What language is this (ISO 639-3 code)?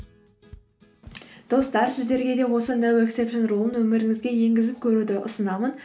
kaz